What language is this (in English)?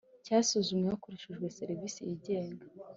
Kinyarwanda